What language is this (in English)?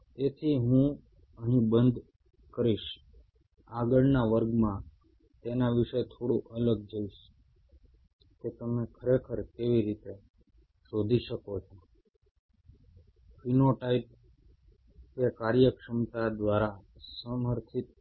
Gujarati